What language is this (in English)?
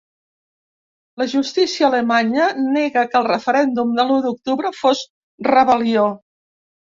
Catalan